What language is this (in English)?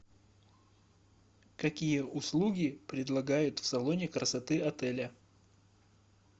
Russian